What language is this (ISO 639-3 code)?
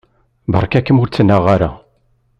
kab